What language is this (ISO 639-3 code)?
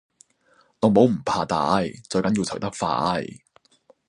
yue